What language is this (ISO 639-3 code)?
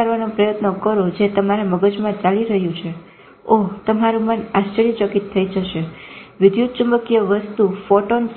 guj